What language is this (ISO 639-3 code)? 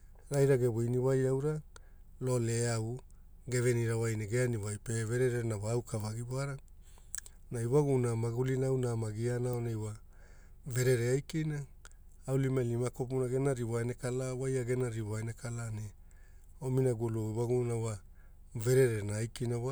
hul